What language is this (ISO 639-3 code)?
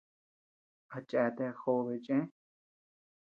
cux